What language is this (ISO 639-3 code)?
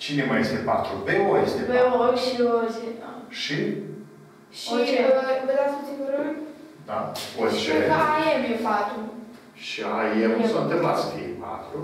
ron